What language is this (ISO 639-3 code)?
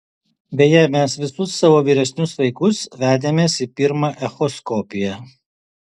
lit